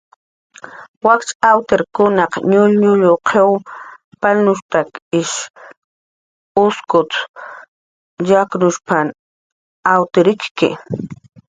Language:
Jaqaru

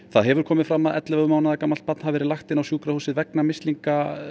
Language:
Icelandic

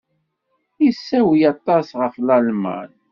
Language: Kabyle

